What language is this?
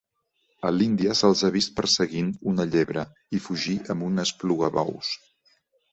Catalan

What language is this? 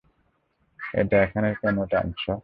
Bangla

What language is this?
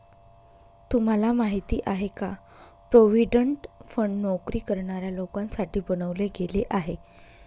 Marathi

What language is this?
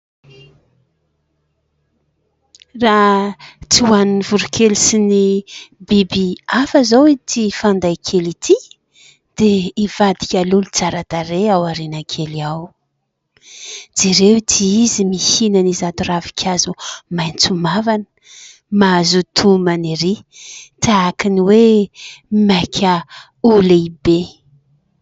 Malagasy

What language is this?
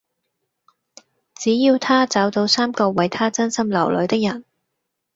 Cantonese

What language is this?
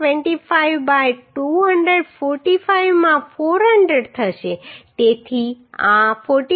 Gujarati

